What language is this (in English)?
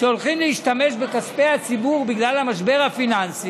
Hebrew